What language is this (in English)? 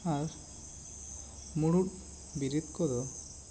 Santali